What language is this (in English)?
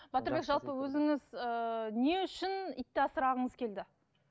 Kazakh